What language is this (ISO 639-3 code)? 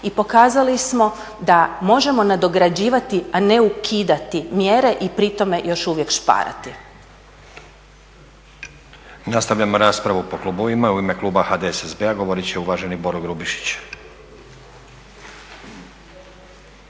hrv